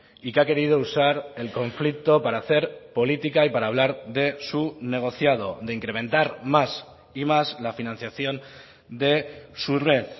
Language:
Spanish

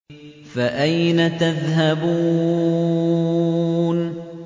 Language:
Arabic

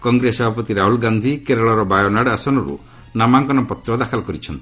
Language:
Odia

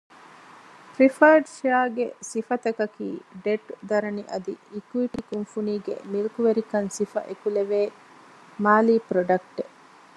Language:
Divehi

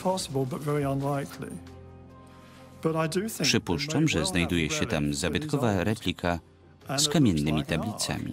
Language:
Polish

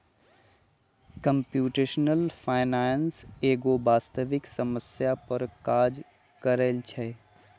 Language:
Magahi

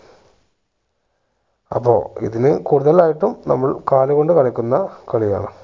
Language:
Malayalam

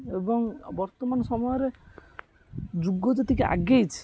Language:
Odia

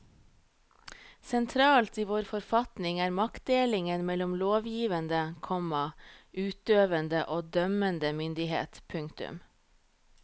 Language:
Norwegian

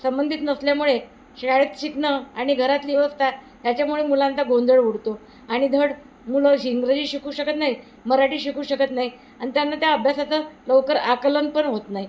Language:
Marathi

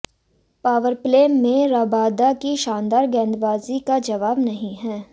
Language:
Hindi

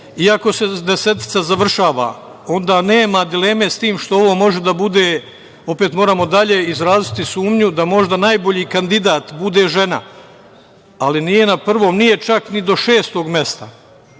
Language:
Serbian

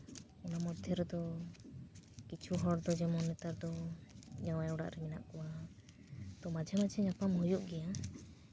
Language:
Santali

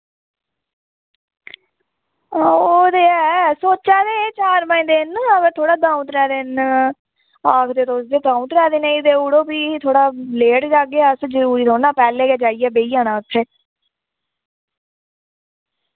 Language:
Dogri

